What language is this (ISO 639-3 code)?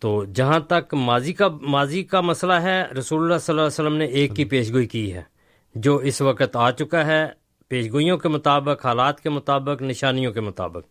urd